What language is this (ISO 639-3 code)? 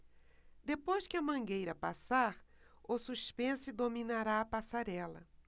por